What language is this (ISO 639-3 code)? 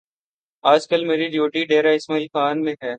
urd